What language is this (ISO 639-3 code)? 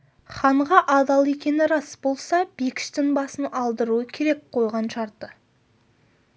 kaz